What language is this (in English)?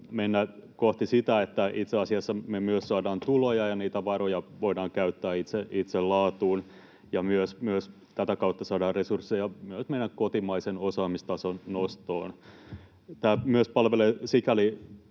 Finnish